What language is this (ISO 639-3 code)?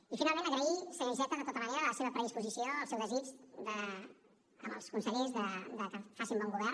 cat